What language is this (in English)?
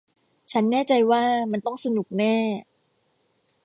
Thai